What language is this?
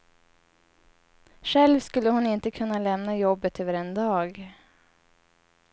Swedish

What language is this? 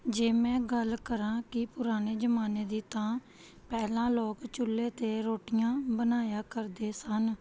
Punjabi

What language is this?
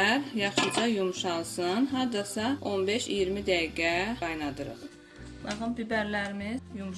Turkish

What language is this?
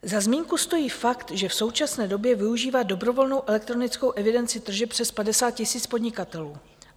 Czech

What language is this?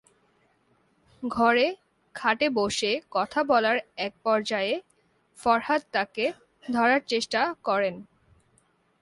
Bangla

